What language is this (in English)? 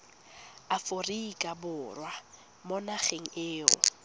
Tswana